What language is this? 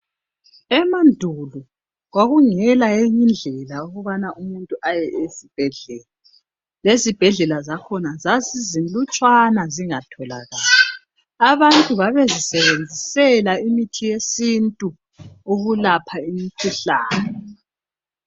North Ndebele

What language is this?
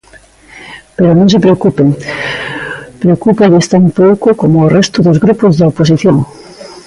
Galician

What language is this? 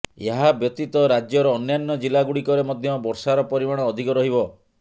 Odia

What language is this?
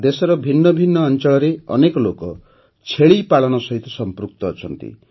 Odia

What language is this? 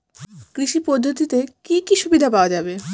Bangla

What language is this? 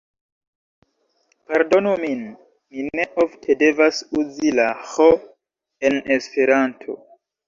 Esperanto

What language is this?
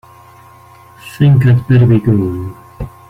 English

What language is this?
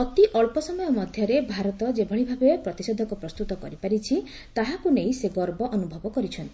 Odia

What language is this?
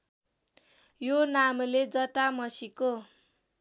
Nepali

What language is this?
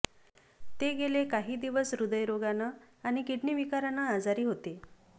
Marathi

